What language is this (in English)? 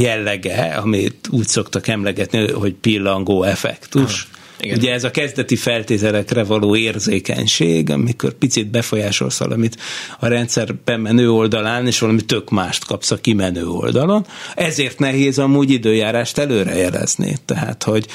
Hungarian